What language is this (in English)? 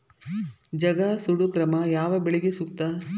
Kannada